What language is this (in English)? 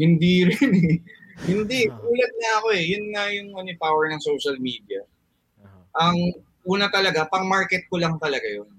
Filipino